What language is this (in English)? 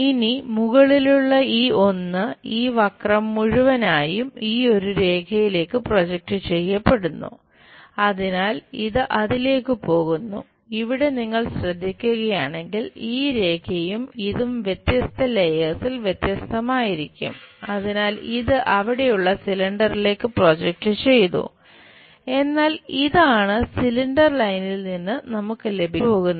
Malayalam